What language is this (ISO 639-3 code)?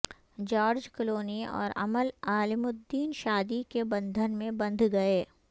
urd